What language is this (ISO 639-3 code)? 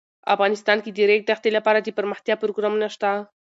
pus